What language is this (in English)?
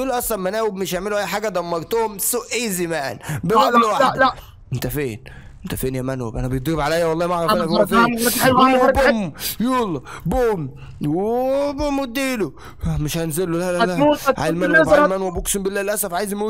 Arabic